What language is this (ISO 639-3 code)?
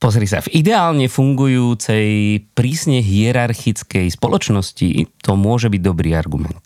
slk